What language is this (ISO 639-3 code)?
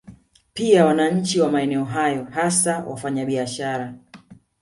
swa